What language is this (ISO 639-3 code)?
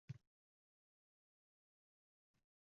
uzb